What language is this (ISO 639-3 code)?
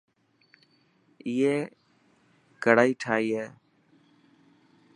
mki